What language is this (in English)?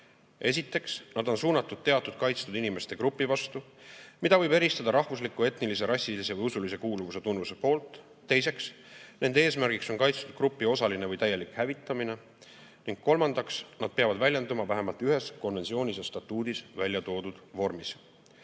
Estonian